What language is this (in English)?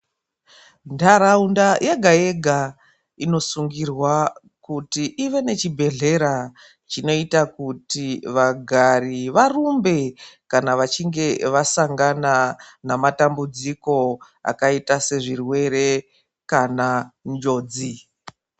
Ndau